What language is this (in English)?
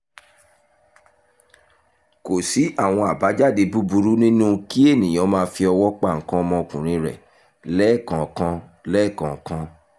Yoruba